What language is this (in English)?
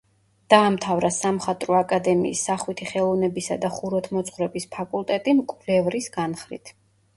Georgian